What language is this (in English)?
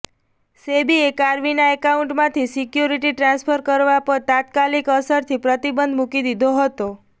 Gujarati